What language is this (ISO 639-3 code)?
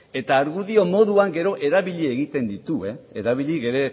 eus